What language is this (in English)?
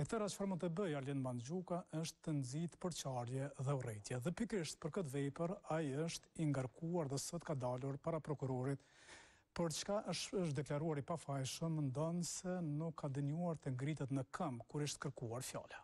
Romanian